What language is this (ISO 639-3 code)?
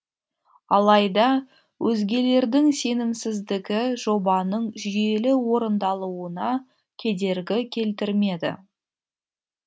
kaz